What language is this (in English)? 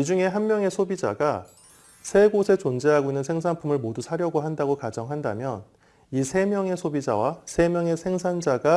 Korean